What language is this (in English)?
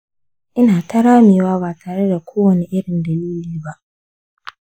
Hausa